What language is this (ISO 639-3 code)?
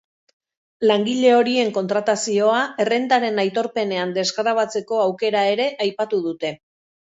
eus